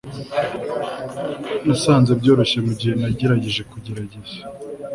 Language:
Kinyarwanda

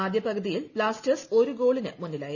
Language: Malayalam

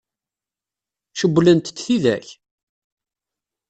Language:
Kabyle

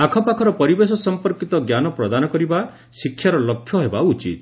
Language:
Odia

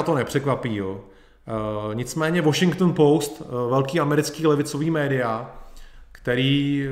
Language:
Czech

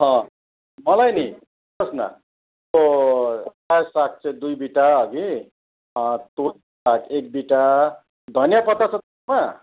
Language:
Nepali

